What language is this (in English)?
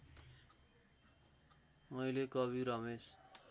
Nepali